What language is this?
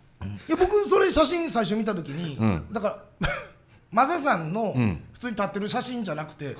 Japanese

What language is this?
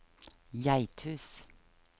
Norwegian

